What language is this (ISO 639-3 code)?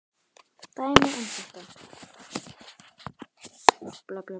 isl